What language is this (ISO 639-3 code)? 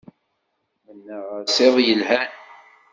kab